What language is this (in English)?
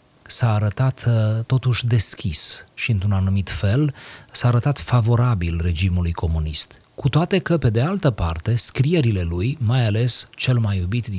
Romanian